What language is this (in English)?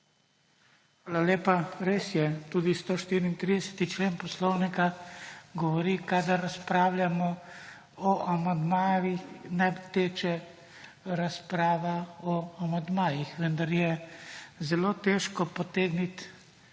Slovenian